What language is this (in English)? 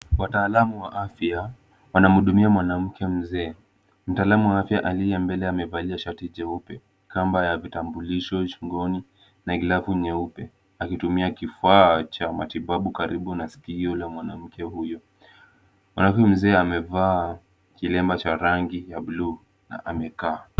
Swahili